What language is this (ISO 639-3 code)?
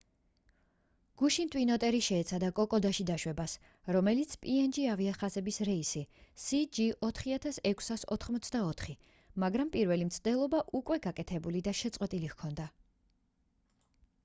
kat